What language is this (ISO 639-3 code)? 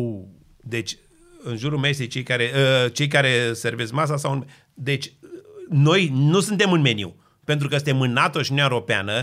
ron